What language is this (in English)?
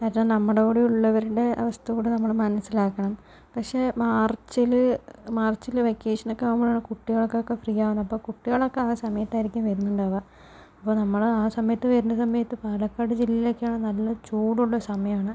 Malayalam